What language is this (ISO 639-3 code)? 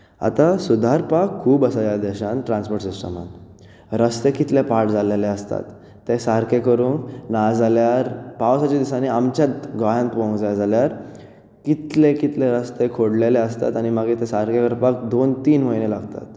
kok